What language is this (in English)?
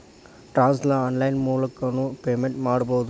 Kannada